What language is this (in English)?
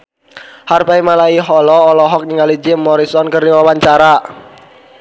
Sundanese